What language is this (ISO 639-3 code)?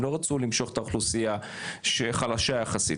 heb